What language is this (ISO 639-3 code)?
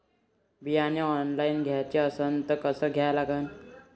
mar